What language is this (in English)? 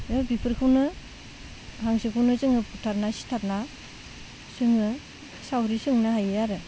Bodo